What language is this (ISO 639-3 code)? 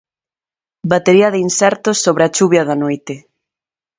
glg